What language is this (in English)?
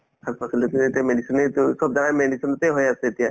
Assamese